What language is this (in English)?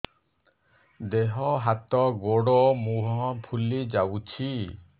Odia